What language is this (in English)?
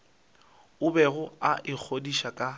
Northern Sotho